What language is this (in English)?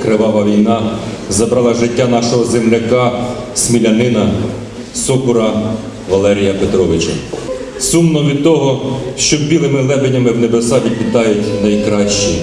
Ukrainian